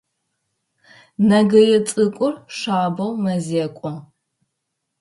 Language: Adyghe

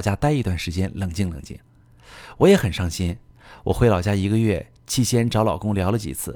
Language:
Chinese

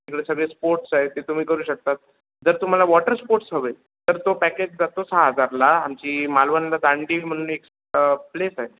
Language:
Marathi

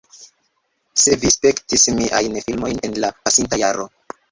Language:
Esperanto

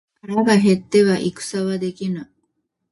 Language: Japanese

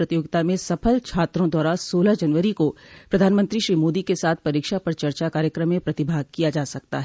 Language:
Hindi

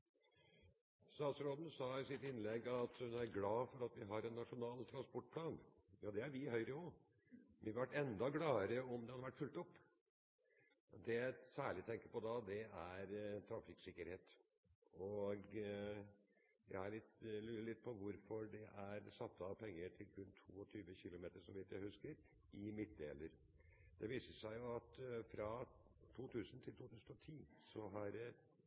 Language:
Norwegian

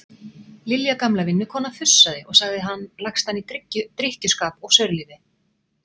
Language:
Icelandic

